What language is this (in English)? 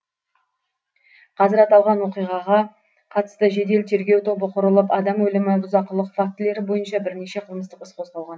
Kazakh